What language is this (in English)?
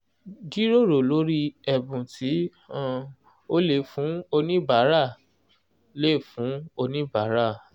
Yoruba